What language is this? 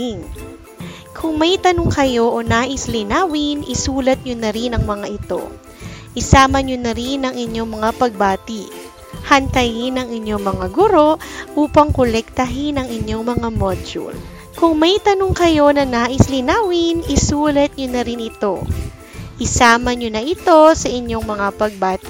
Filipino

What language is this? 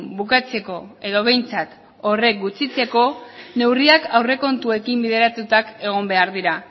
Basque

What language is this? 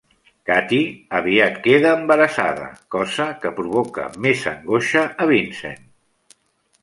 Catalan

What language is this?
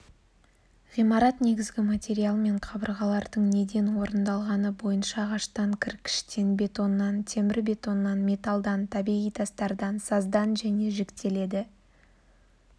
Kazakh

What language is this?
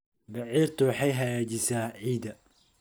Somali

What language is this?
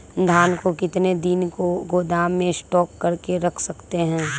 Magahi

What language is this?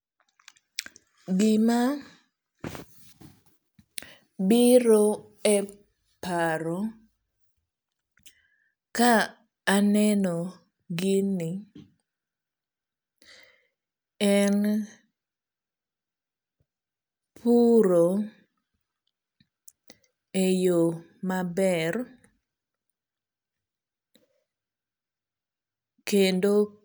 Luo (Kenya and Tanzania)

